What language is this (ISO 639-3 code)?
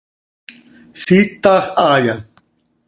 sei